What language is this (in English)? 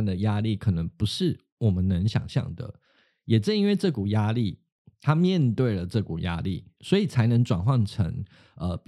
Chinese